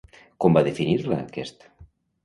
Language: Catalan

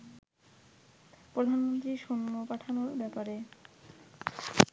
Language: Bangla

